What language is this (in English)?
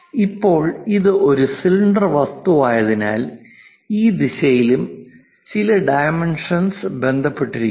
Malayalam